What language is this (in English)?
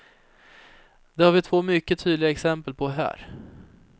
Swedish